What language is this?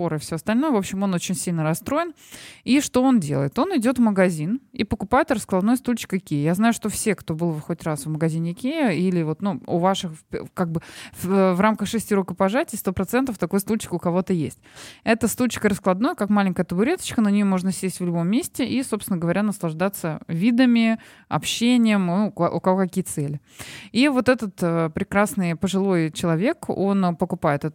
Russian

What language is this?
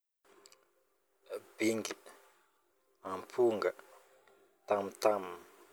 Northern Betsimisaraka Malagasy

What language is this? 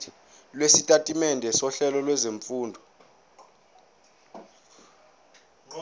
Zulu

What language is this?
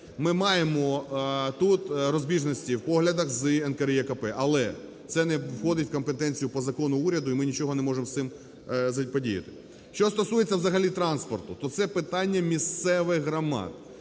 Ukrainian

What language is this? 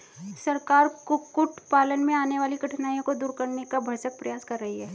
Hindi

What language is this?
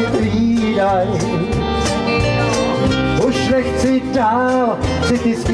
Czech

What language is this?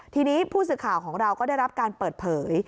Thai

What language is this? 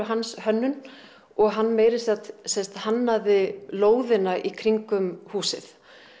Icelandic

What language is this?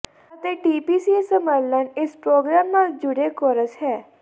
Punjabi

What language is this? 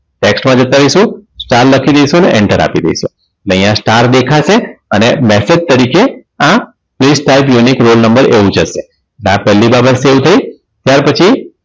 Gujarati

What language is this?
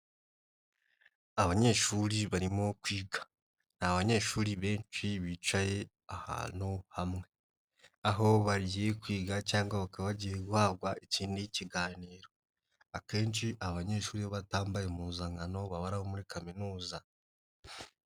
Kinyarwanda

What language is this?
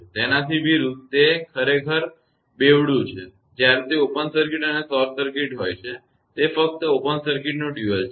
Gujarati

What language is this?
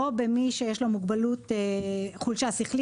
Hebrew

